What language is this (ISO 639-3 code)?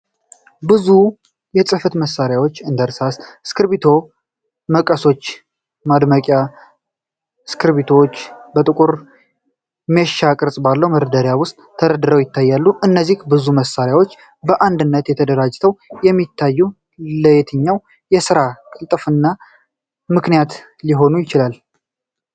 amh